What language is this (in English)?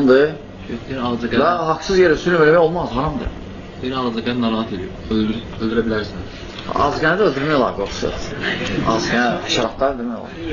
Turkish